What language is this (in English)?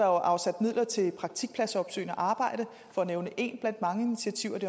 Danish